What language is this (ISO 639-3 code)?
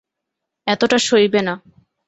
ben